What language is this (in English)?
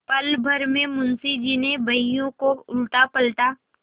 Hindi